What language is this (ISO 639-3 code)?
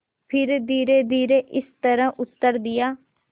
hin